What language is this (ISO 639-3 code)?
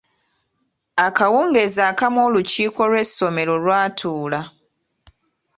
lug